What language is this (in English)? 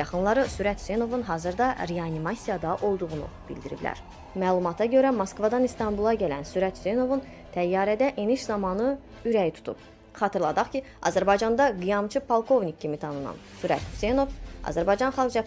Turkish